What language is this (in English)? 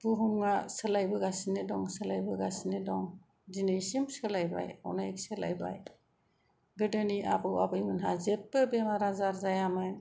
Bodo